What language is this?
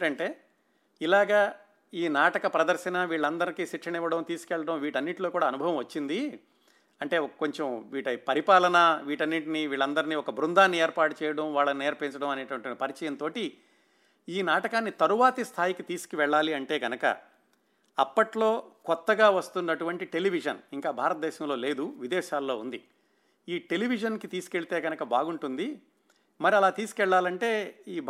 Telugu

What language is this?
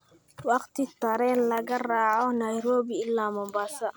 Somali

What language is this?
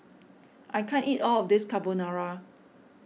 English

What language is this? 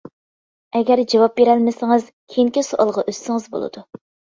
Uyghur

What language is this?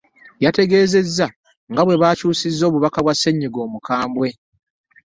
Ganda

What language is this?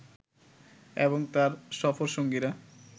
Bangla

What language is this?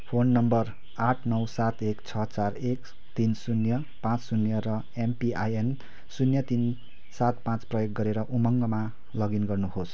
Nepali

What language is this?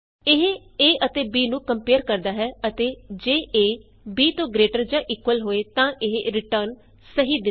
Punjabi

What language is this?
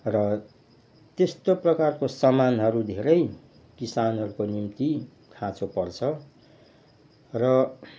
Nepali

